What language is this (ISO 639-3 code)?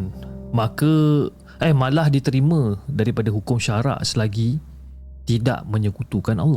msa